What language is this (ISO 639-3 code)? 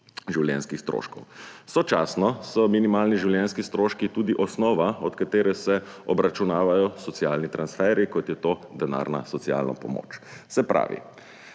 slv